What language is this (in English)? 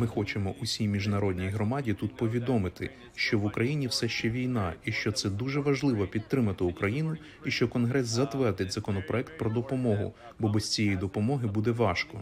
Ukrainian